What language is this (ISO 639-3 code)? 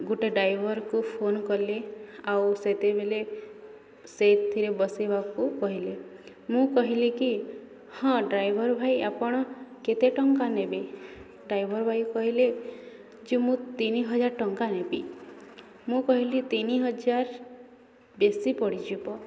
ori